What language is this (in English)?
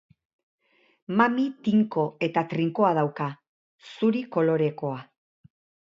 Basque